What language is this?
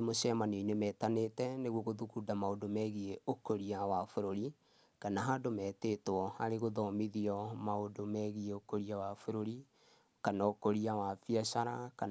Kikuyu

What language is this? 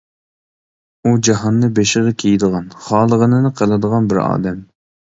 Uyghur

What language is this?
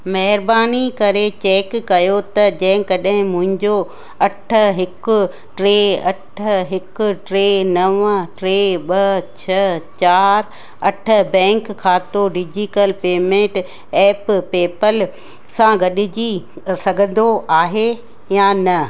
Sindhi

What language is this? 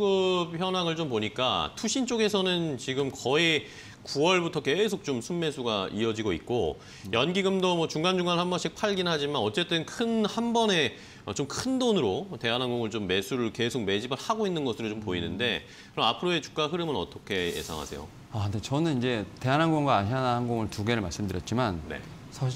Korean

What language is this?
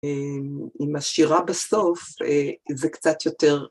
Hebrew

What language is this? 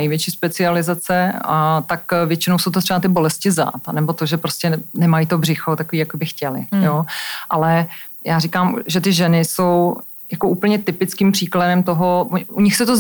Czech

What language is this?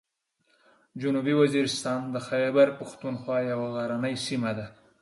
Pashto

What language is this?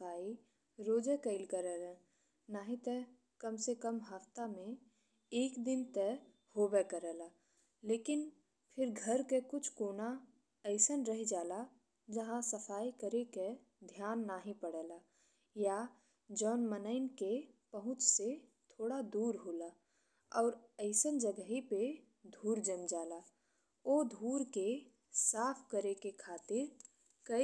Bhojpuri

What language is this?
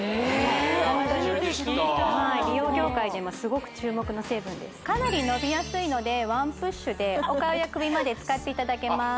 Japanese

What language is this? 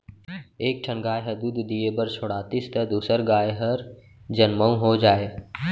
Chhattisgarhi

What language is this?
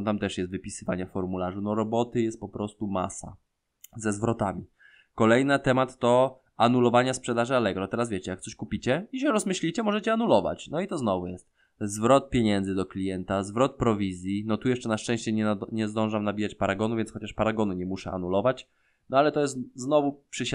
Polish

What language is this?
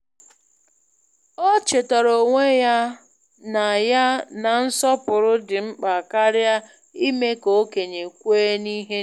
Igbo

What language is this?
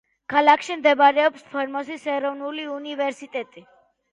Georgian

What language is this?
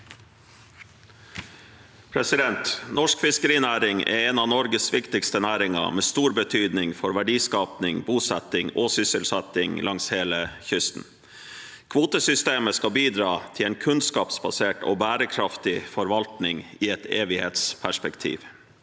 Norwegian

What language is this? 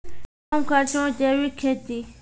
Maithili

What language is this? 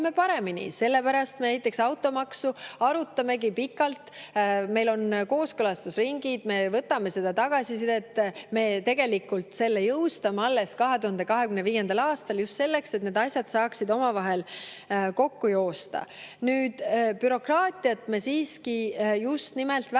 Estonian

